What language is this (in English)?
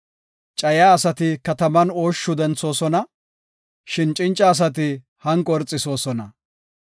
Gofa